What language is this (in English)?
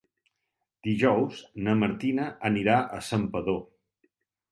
Catalan